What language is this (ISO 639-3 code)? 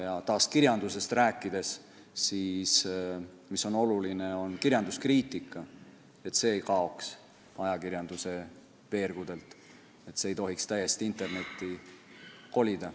est